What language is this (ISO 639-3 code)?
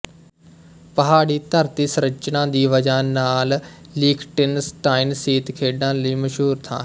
pan